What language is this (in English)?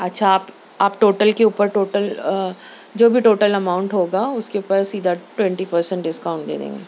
Urdu